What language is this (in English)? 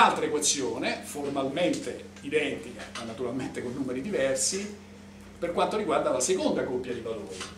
Italian